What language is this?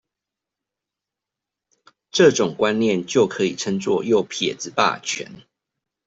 Chinese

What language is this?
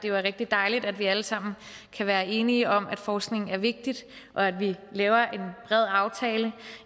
Danish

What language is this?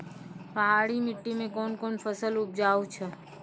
Maithili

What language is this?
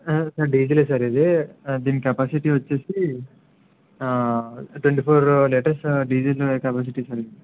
Telugu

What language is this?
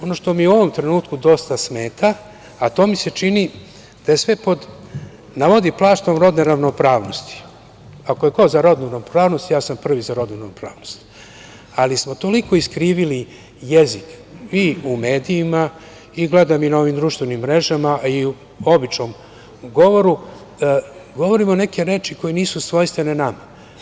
Serbian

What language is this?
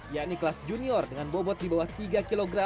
Indonesian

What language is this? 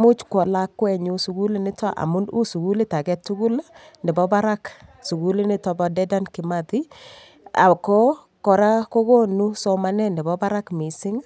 Kalenjin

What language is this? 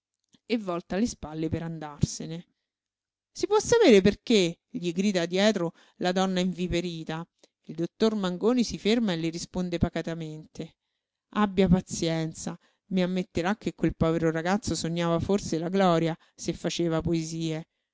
Italian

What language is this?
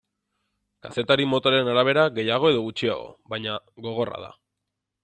Basque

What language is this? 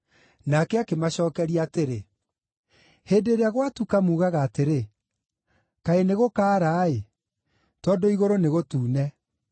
Kikuyu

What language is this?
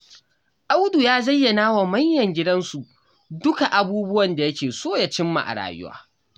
Hausa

